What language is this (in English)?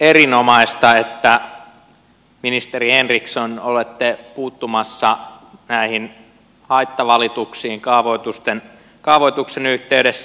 Finnish